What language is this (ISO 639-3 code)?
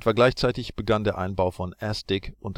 deu